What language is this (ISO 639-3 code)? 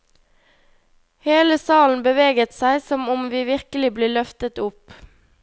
nor